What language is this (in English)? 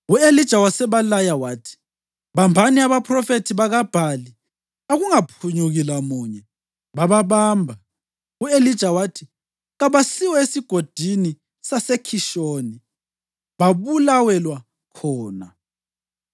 North Ndebele